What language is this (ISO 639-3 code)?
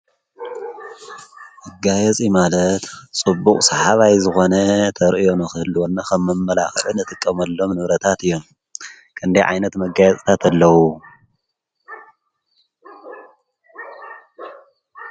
tir